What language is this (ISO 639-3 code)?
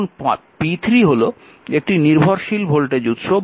ben